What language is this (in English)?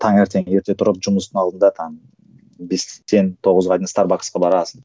Kazakh